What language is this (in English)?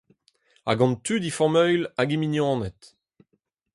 Breton